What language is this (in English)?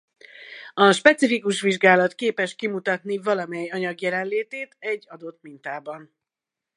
Hungarian